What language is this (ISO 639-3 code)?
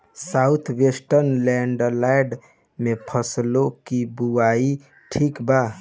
bho